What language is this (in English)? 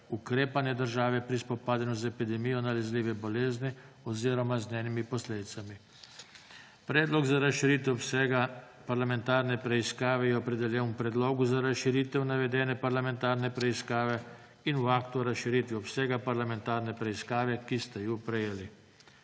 Slovenian